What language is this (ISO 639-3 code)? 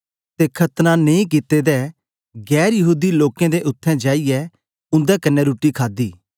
doi